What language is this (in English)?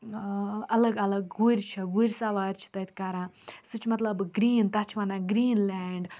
Kashmiri